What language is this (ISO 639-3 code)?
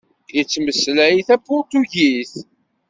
kab